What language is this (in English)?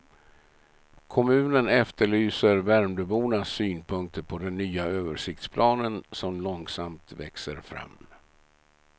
Swedish